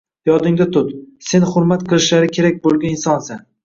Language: Uzbek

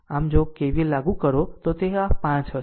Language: Gujarati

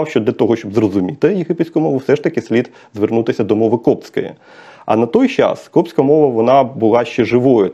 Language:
Ukrainian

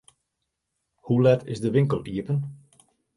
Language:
Western Frisian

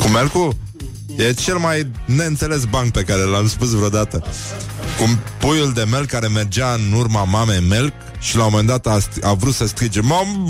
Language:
Romanian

